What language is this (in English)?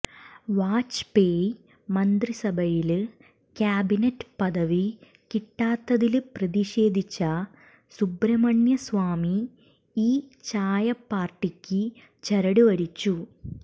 Malayalam